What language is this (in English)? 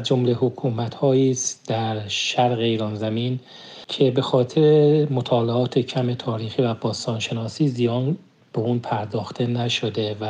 Persian